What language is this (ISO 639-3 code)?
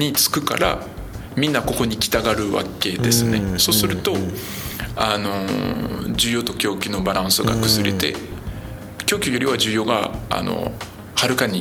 jpn